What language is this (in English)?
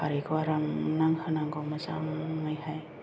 Bodo